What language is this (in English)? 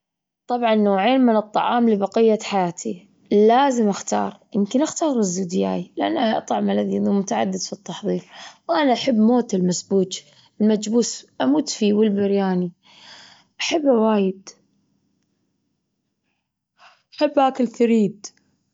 Gulf Arabic